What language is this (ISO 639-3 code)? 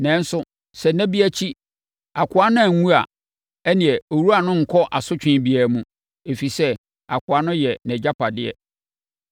aka